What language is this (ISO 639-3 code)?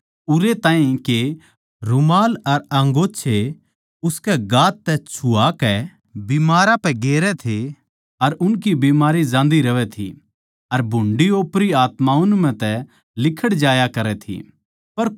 bgc